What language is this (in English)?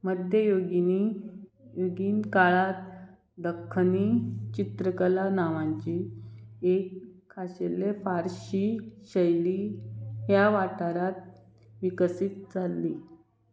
Konkani